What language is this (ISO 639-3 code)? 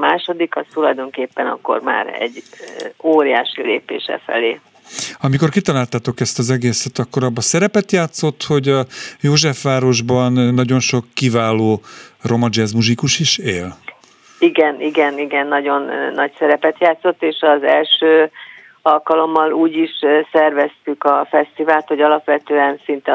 hun